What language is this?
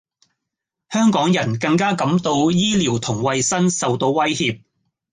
Cantonese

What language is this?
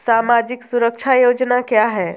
Hindi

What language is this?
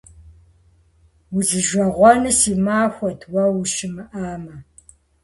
Kabardian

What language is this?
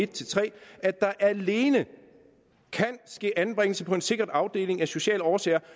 Danish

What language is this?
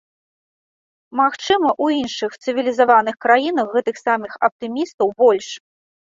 Belarusian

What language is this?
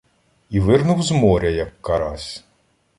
Ukrainian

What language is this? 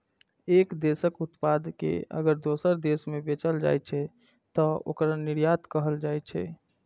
Maithili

